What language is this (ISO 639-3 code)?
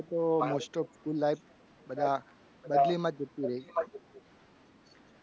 guj